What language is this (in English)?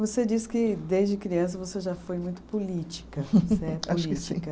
Portuguese